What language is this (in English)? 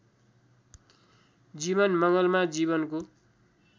Nepali